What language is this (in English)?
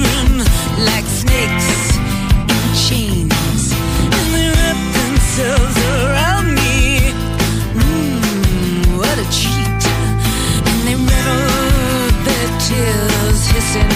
Greek